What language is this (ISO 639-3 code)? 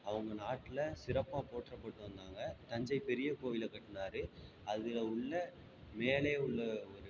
tam